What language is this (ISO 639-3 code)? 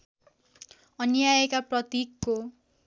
nep